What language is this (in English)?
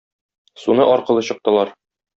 Tatar